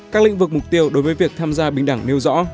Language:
Vietnamese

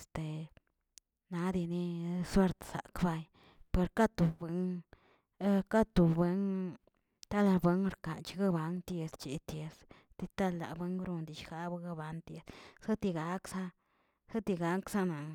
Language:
Tilquiapan Zapotec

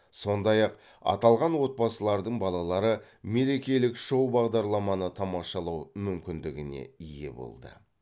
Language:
Kazakh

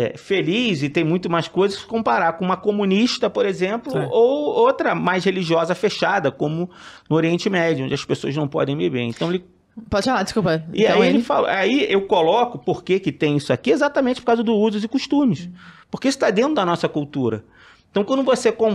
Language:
Portuguese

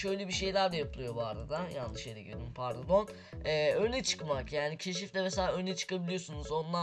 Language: Turkish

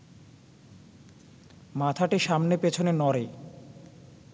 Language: Bangla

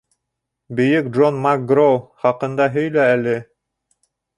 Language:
Bashkir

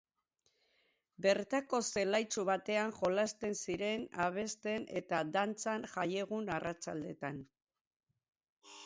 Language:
Basque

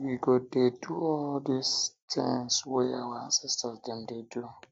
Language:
Nigerian Pidgin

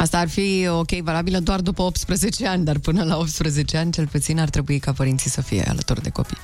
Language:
Romanian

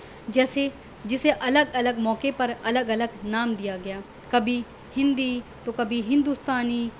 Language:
Urdu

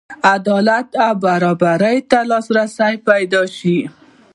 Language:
Pashto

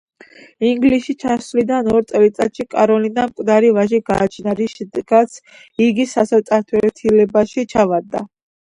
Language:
Georgian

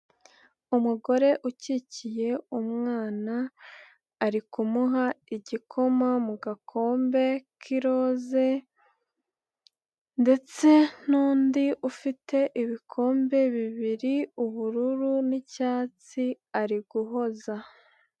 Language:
Kinyarwanda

